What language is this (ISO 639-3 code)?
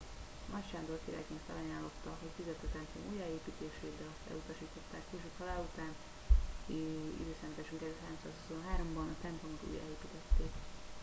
hun